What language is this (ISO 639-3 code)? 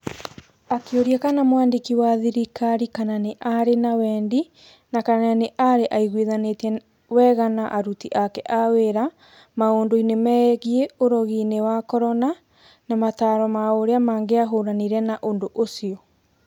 kik